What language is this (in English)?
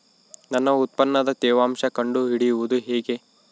Kannada